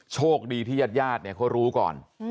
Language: Thai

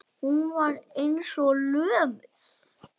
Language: Icelandic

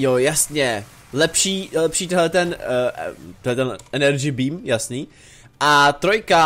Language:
Czech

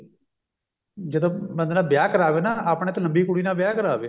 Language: Punjabi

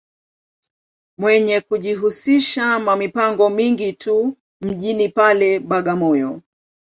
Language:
Swahili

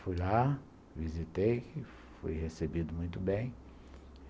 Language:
Portuguese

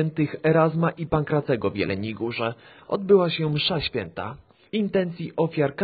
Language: Polish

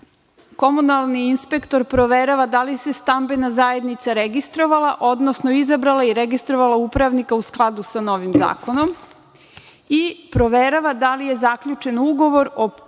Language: Serbian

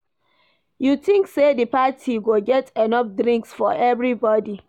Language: Nigerian Pidgin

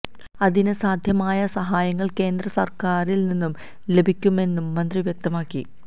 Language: Malayalam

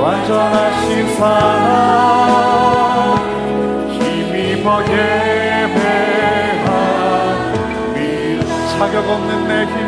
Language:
Korean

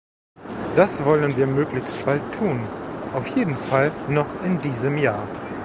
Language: German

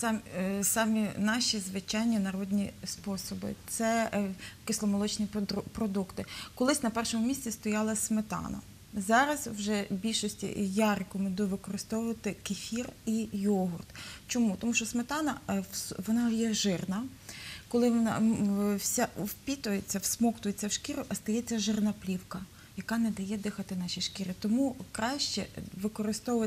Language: Ukrainian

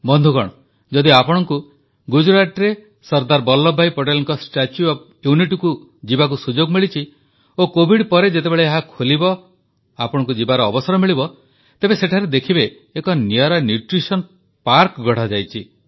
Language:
Odia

